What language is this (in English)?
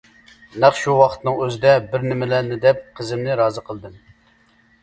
Uyghur